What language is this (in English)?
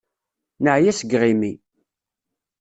Kabyle